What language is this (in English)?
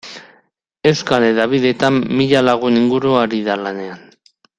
Basque